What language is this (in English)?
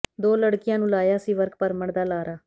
Punjabi